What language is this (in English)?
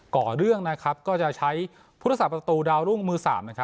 Thai